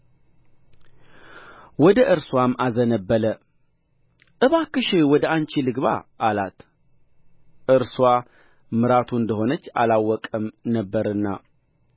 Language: Amharic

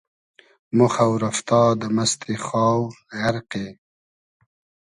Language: Hazaragi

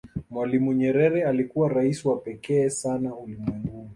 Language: Swahili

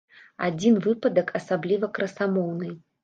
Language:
Belarusian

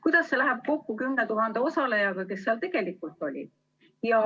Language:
Estonian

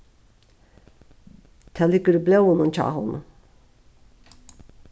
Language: Faroese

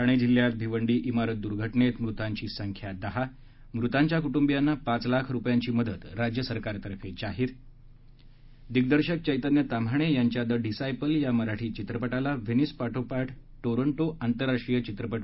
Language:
Marathi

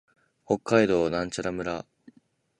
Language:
Japanese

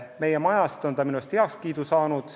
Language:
Estonian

